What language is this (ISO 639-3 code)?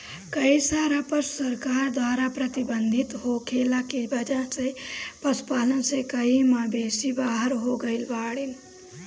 bho